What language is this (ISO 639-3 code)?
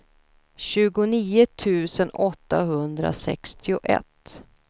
swe